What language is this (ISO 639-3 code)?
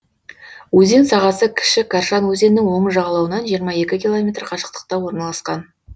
kaz